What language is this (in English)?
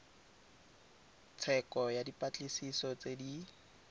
Tswana